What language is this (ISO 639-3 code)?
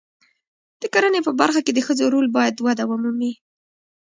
pus